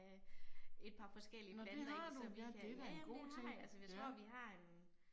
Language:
Danish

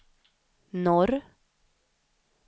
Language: Swedish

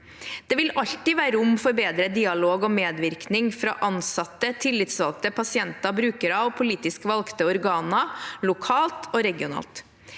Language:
Norwegian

